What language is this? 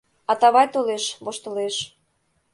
Mari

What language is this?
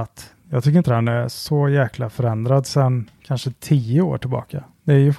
Swedish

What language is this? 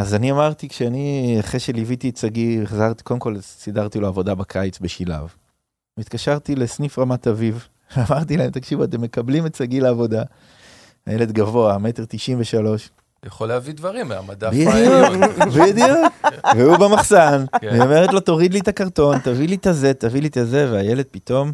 Hebrew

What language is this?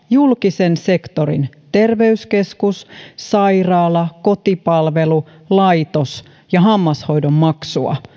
Finnish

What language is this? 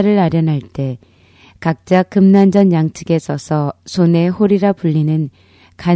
Korean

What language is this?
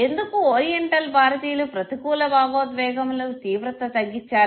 Telugu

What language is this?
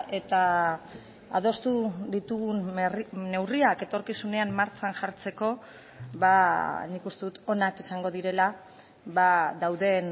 Basque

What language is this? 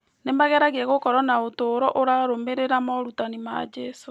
Kikuyu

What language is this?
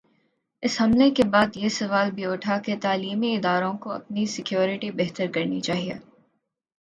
Urdu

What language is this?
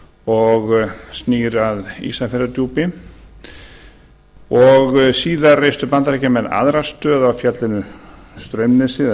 Icelandic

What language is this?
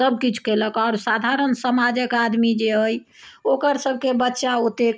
Maithili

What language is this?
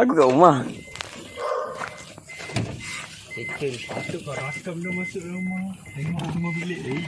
Malay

